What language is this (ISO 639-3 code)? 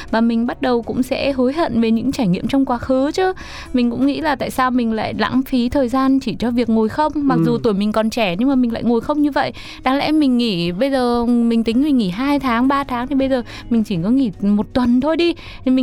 vie